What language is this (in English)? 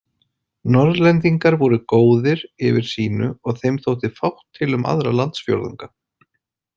Icelandic